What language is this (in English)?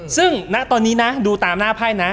Thai